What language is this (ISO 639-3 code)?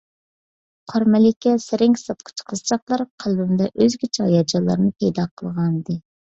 uig